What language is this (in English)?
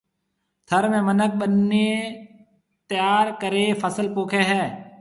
Marwari (Pakistan)